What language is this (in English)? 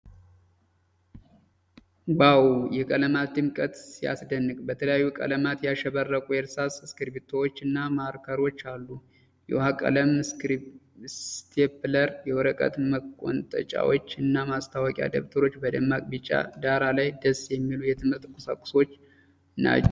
Amharic